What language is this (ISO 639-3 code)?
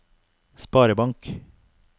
nor